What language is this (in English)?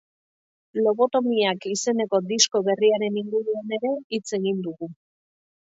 Basque